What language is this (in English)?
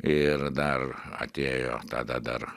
Lithuanian